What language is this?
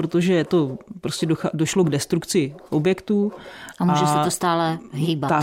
Czech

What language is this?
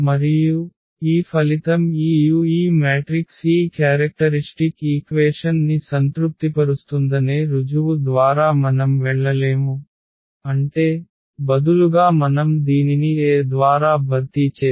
Telugu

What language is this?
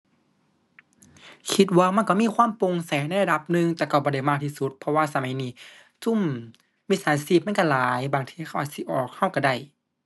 Thai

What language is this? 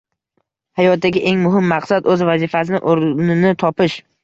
Uzbek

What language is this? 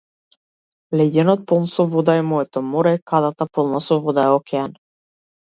Macedonian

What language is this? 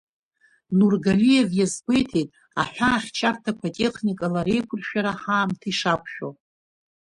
Abkhazian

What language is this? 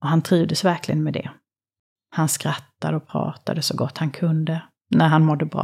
Swedish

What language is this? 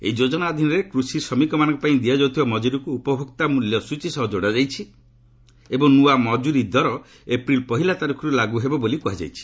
Odia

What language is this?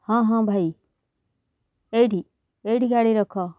Odia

